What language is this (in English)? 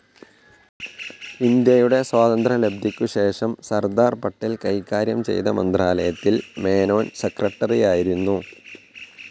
Malayalam